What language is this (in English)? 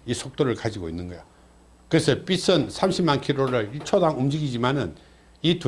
Korean